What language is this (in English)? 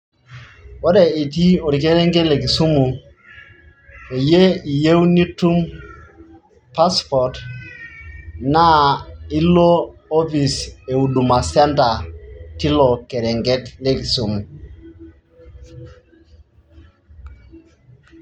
Masai